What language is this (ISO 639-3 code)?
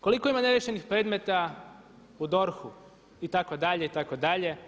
hrv